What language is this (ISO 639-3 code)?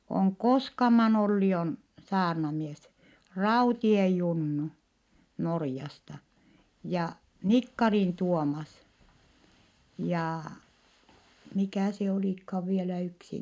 fin